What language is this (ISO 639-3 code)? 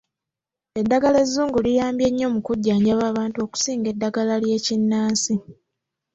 lug